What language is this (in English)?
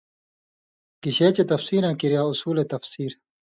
Indus Kohistani